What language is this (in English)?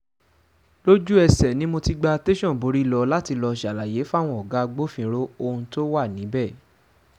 Yoruba